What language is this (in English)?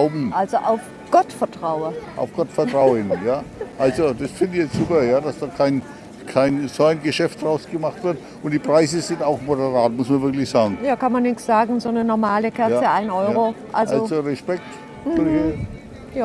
German